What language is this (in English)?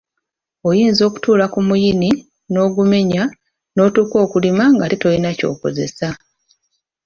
Ganda